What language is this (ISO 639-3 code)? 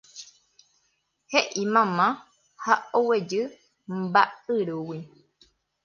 grn